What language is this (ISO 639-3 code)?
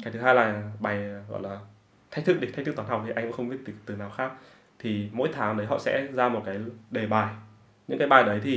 vie